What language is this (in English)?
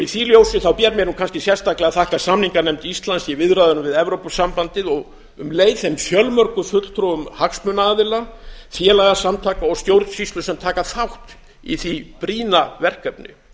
Icelandic